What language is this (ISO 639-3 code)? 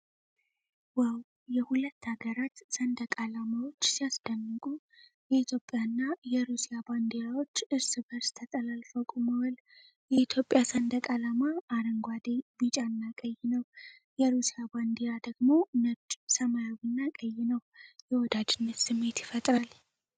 amh